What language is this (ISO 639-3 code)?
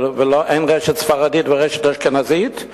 heb